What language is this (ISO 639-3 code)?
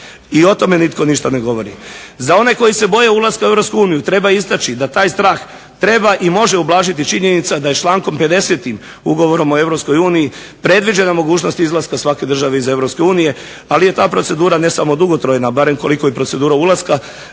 hrv